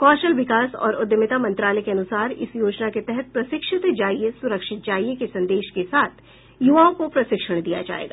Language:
Hindi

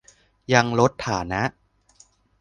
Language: Thai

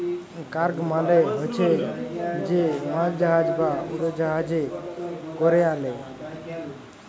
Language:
Bangla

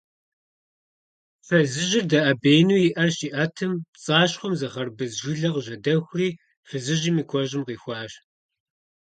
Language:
Kabardian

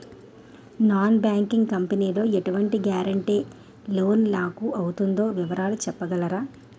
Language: Telugu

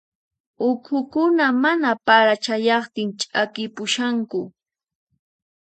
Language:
Puno Quechua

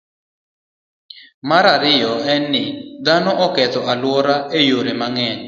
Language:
Luo (Kenya and Tanzania)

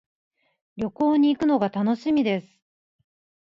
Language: Japanese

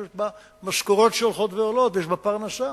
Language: Hebrew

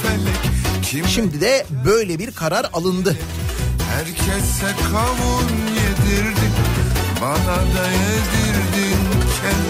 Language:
Turkish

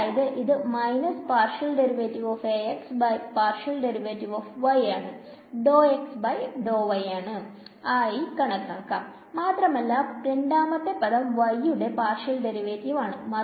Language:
Malayalam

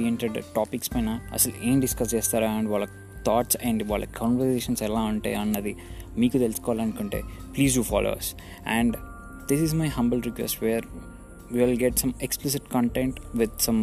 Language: Telugu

